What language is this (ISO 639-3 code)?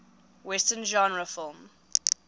eng